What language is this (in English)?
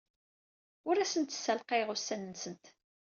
Kabyle